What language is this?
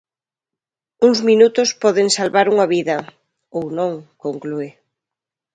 Galician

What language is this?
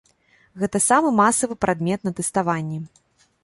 Belarusian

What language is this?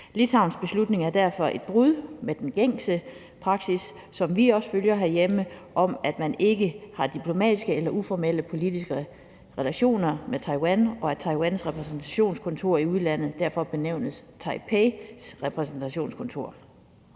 Danish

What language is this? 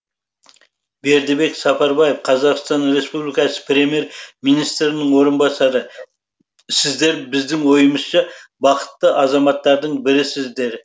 Kazakh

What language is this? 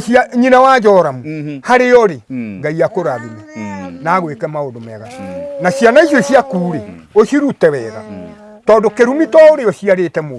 Italian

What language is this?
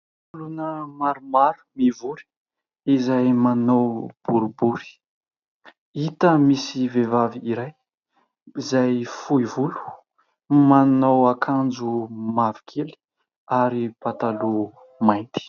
Malagasy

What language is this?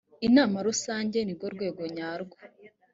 Kinyarwanda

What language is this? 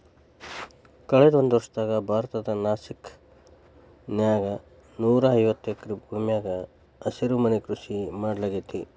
Kannada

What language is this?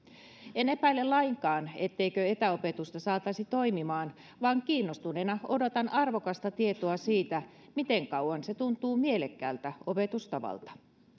Finnish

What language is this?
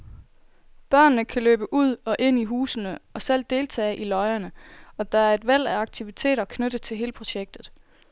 Danish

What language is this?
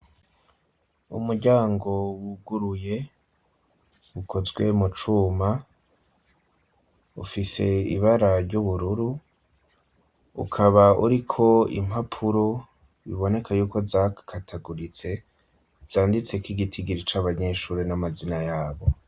Rundi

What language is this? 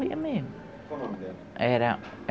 Portuguese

